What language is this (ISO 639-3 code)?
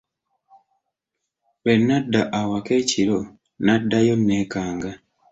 lug